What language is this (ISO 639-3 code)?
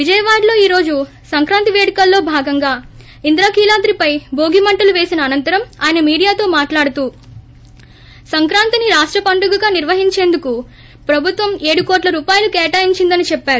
tel